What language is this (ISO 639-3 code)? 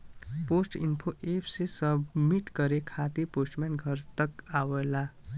bho